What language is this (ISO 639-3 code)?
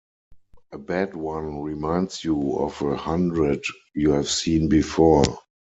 eng